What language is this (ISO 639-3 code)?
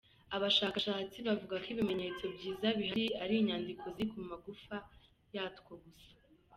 kin